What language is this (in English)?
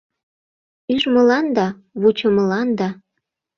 Mari